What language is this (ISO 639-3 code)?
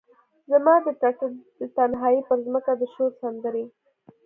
pus